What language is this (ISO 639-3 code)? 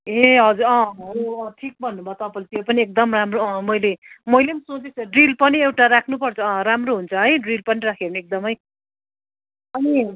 nep